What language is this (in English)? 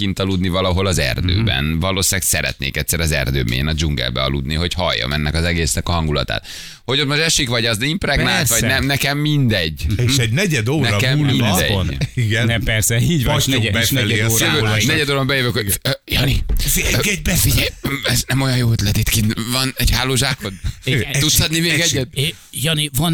Hungarian